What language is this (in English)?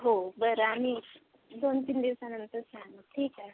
Marathi